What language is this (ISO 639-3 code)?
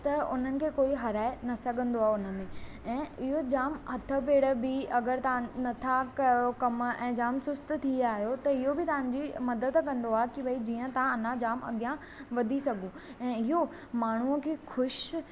snd